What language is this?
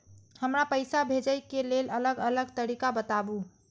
Maithili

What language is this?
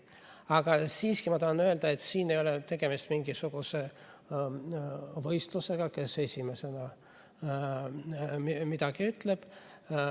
Estonian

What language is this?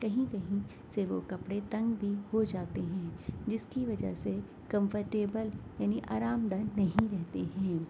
Urdu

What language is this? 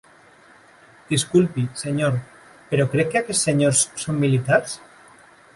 Catalan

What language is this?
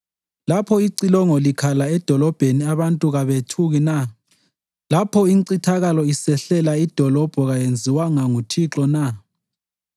North Ndebele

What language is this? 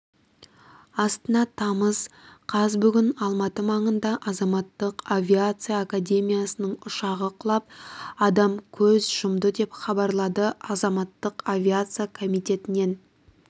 Kazakh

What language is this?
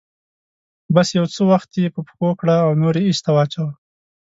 Pashto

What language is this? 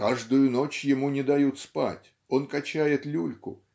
Russian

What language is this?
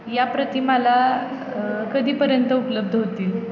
Marathi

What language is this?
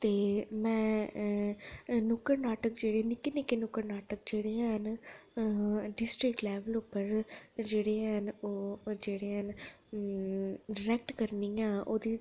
Dogri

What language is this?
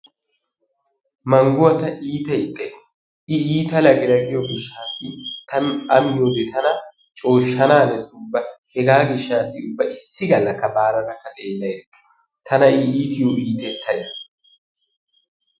Wolaytta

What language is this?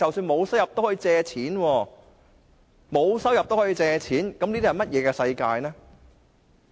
Cantonese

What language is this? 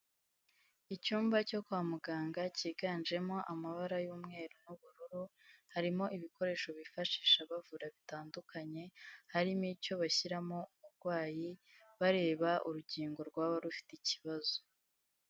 Kinyarwanda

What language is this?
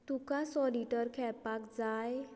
Konkani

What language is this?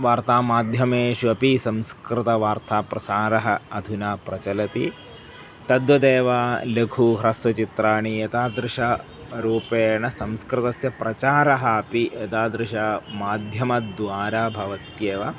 Sanskrit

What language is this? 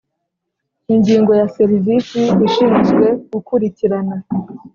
Kinyarwanda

